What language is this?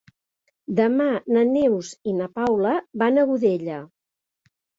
Catalan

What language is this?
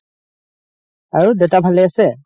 Assamese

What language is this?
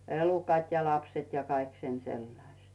Finnish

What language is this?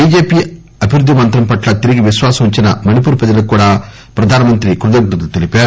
Telugu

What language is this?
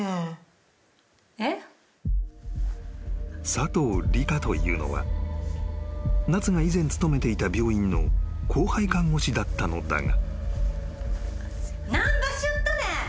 Japanese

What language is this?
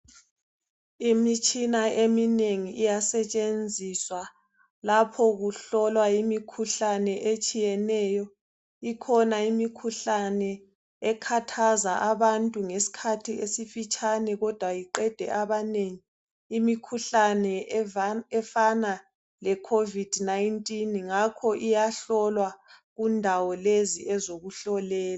North Ndebele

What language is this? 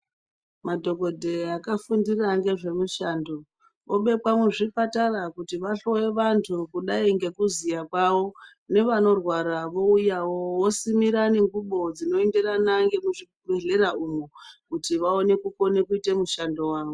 Ndau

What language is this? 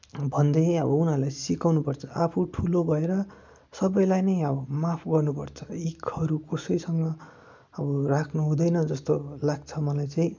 Nepali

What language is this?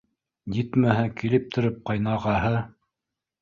Bashkir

